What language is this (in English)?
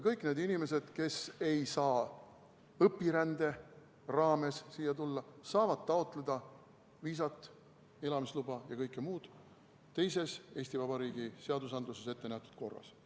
Estonian